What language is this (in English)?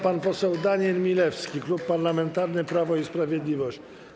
Polish